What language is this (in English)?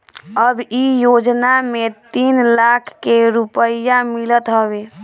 Bhojpuri